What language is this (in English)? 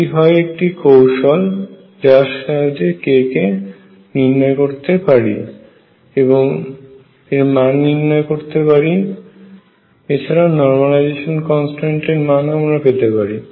Bangla